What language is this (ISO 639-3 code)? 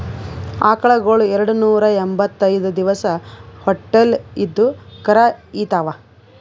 kan